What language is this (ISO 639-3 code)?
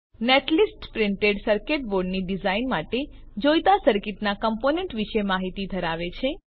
guj